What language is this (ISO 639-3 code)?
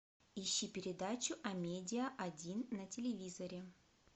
rus